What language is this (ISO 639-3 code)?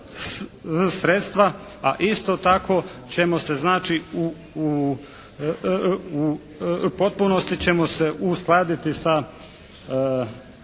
hrv